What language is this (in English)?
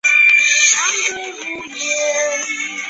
Chinese